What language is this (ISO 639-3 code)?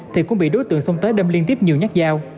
vie